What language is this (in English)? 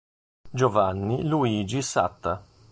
Italian